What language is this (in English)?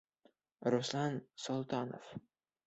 Bashkir